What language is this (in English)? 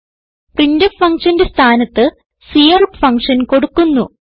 Malayalam